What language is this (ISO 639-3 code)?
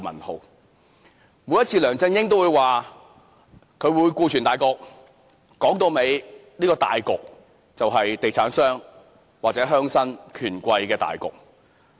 yue